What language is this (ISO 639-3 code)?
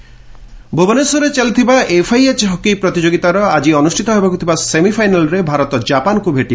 ori